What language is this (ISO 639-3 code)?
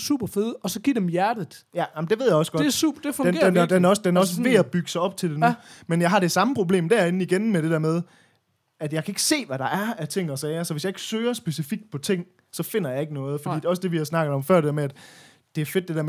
dan